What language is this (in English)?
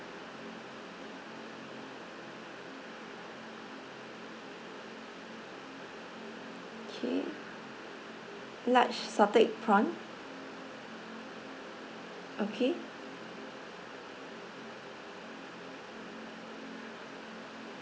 English